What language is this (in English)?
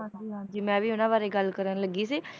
Punjabi